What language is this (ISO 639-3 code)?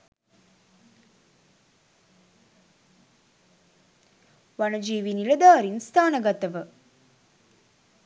sin